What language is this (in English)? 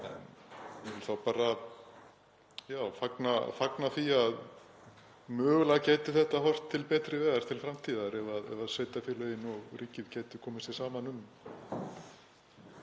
Icelandic